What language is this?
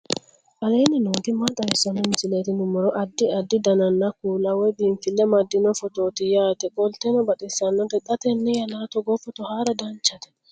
Sidamo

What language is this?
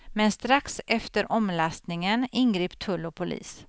Swedish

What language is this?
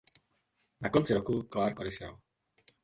Czech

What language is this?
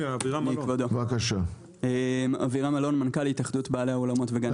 Hebrew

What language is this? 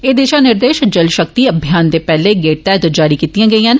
Dogri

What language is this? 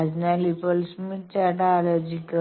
Malayalam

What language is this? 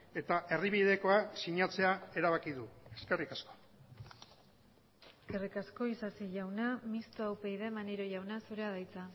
Basque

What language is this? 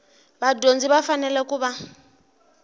Tsonga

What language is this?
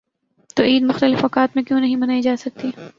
Urdu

